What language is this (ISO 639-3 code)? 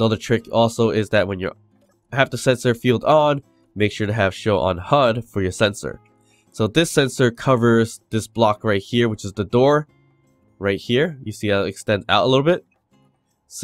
eng